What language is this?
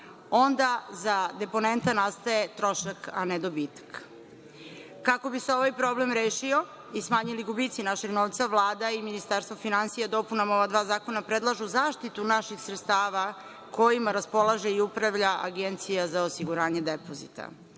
Serbian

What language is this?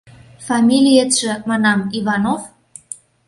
Mari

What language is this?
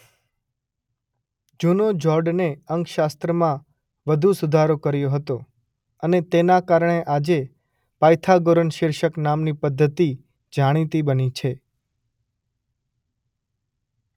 Gujarati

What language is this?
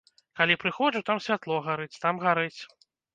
Belarusian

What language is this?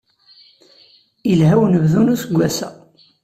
Kabyle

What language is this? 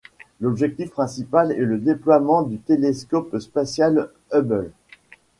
French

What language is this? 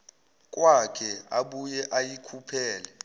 Zulu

